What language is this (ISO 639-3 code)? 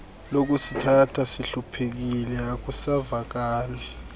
xho